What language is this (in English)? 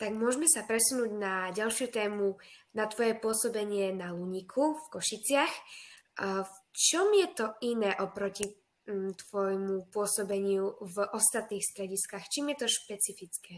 Slovak